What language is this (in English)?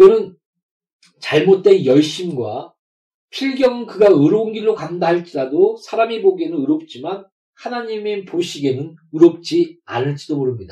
Korean